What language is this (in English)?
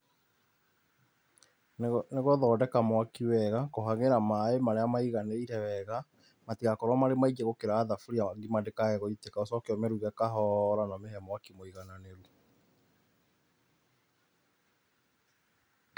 Kikuyu